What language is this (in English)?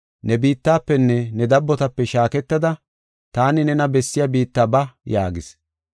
Gofa